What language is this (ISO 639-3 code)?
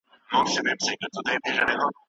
pus